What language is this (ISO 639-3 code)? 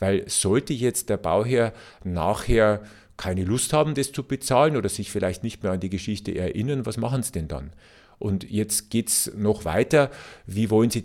deu